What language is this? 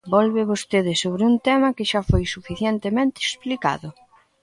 Galician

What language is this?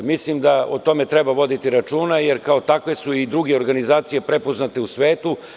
Serbian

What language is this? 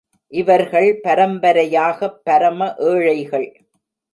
Tamil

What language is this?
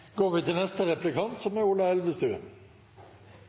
Norwegian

